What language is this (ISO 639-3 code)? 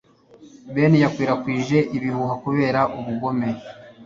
kin